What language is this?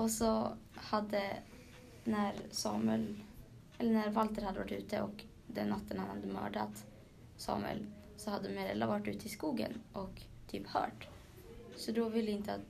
Swedish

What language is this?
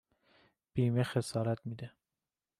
Persian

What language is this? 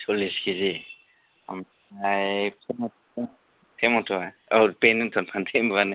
Bodo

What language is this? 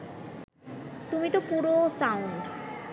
Bangla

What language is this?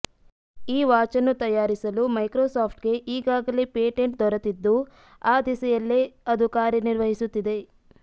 Kannada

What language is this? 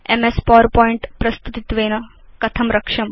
Sanskrit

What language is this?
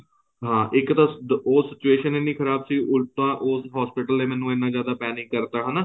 Punjabi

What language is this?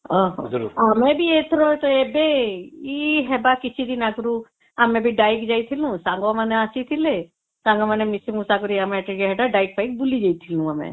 Odia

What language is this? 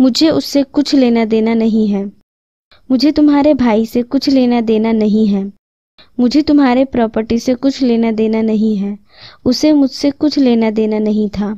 Hindi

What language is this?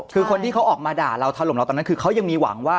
Thai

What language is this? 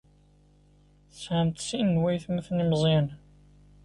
Kabyle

